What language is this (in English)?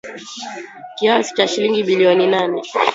Swahili